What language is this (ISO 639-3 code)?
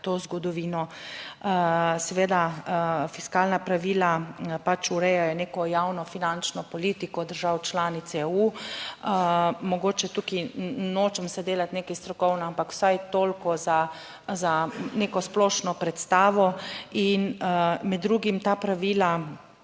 slv